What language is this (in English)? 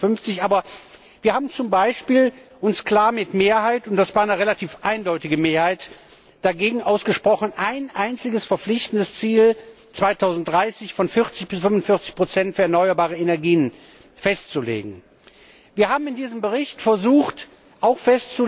German